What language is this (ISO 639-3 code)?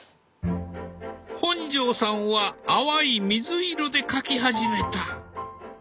jpn